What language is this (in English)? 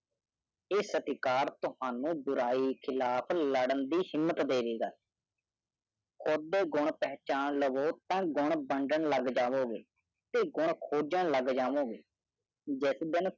Punjabi